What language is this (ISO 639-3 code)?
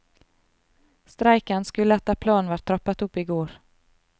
nor